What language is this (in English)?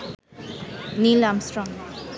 Bangla